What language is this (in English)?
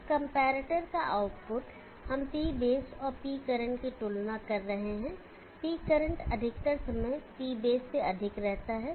Hindi